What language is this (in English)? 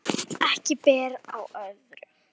Icelandic